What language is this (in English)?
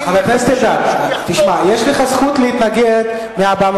Hebrew